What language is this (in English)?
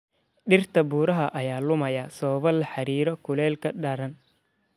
Somali